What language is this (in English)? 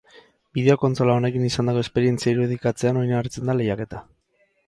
Basque